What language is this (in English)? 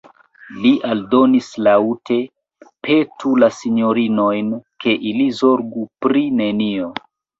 Esperanto